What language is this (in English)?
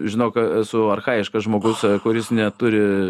Lithuanian